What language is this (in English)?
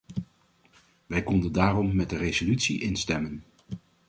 Dutch